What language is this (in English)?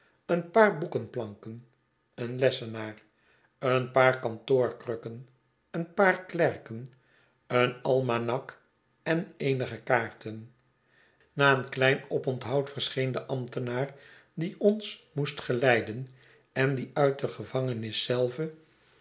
Dutch